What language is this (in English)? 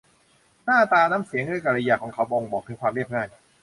Thai